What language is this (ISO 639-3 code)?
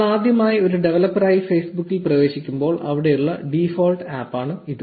mal